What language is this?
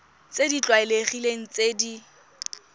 Tswana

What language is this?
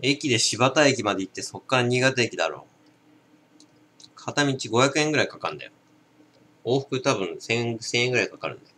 Japanese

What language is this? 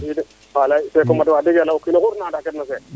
Serer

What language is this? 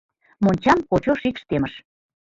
Mari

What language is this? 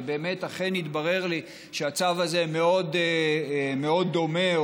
Hebrew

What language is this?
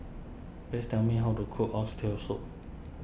English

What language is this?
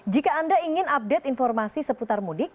Indonesian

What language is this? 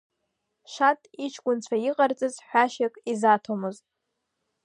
Abkhazian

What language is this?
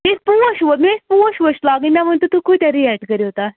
Kashmiri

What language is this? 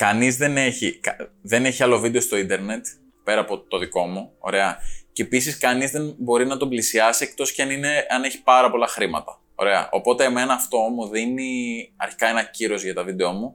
Greek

